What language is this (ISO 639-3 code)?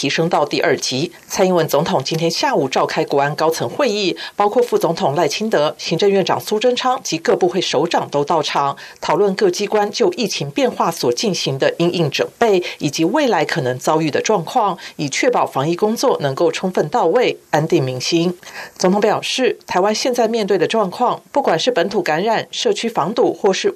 zho